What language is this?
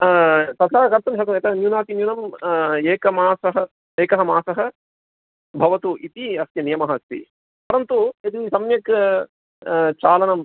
Sanskrit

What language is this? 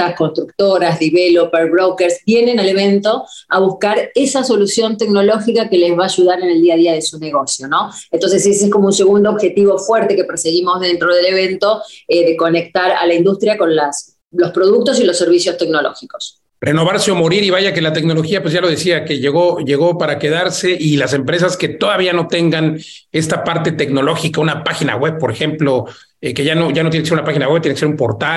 Spanish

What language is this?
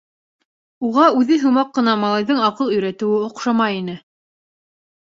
Bashkir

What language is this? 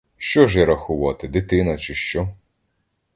Ukrainian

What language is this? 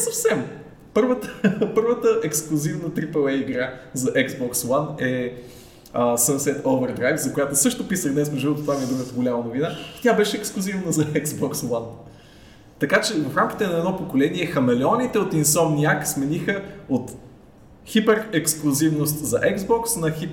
Bulgarian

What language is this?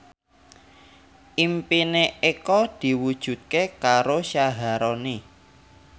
Javanese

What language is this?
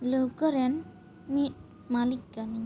Santali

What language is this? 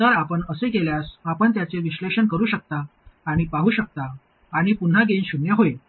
Marathi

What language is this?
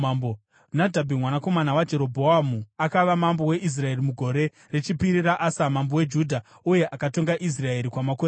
Shona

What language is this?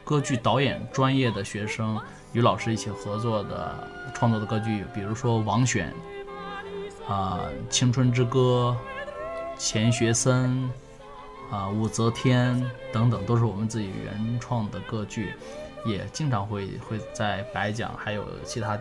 Chinese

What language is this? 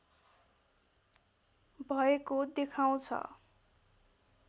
Nepali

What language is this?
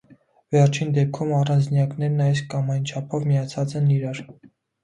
Armenian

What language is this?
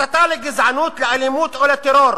Hebrew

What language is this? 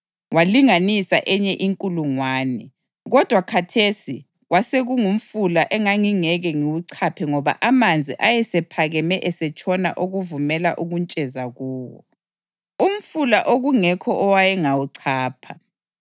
North Ndebele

